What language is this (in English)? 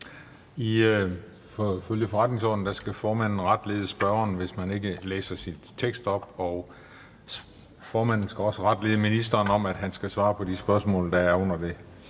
Danish